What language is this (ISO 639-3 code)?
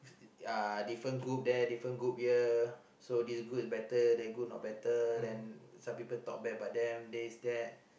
eng